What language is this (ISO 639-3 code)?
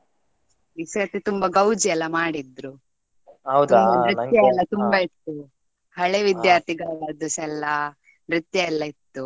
kan